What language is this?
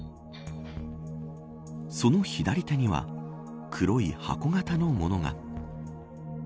Japanese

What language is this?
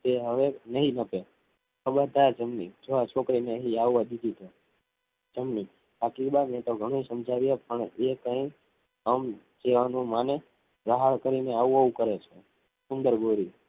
Gujarati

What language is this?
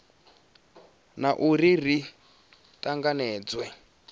Venda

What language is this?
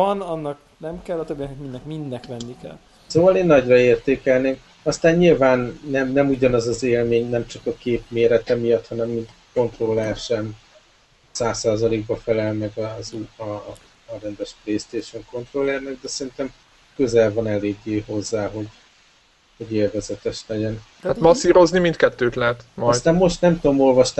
Hungarian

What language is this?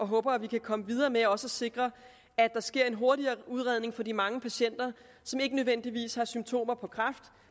Danish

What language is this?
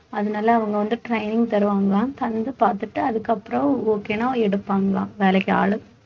Tamil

